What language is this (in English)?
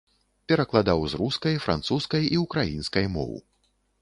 Belarusian